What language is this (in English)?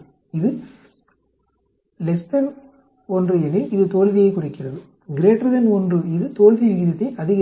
Tamil